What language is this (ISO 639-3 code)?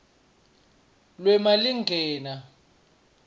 ssw